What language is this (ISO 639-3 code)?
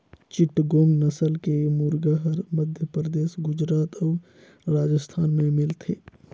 hne